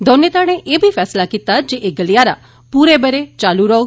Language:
Dogri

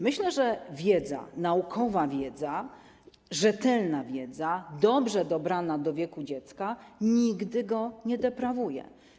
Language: Polish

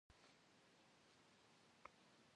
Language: Kabardian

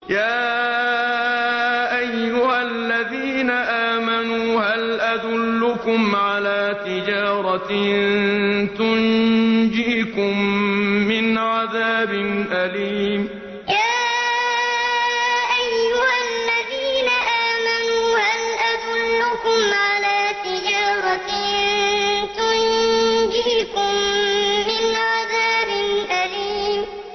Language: Arabic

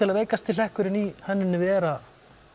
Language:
Icelandic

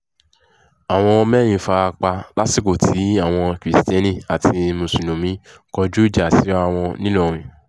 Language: Yoruba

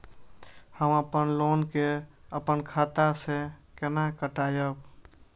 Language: Maithili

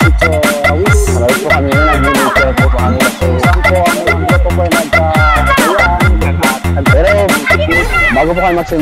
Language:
Filipino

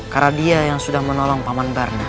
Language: Indonesian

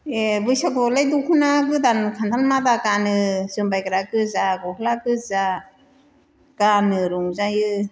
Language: Bodo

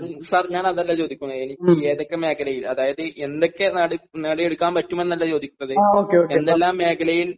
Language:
Malayalam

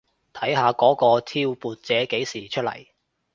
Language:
Cantonese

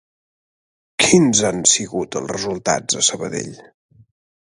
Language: Catalan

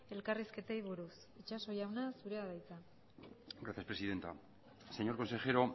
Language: Basque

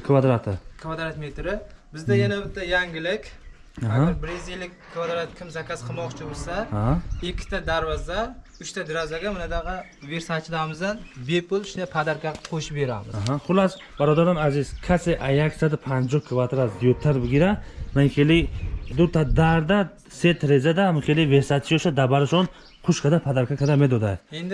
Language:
Turkish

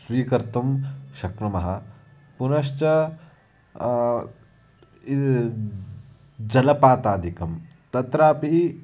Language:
Sanskrit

